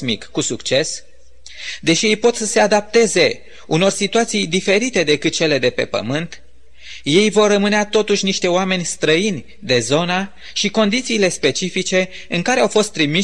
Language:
Romanian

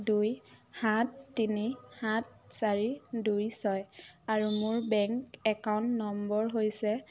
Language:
Assamese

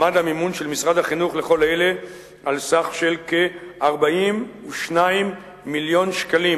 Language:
Hebrew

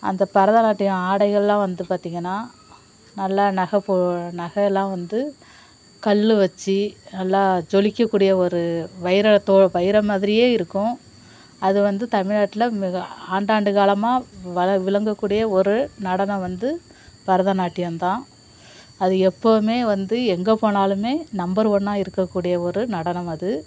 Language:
Tamil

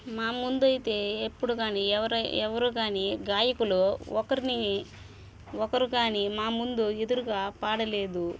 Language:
Telugu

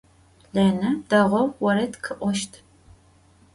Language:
Adyghe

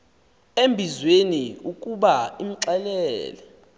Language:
Xhosa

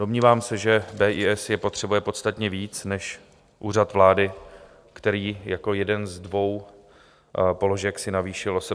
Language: Czech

